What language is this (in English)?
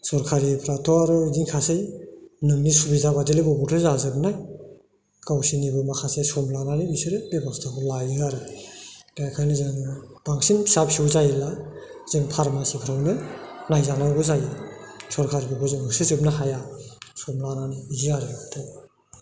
Bodo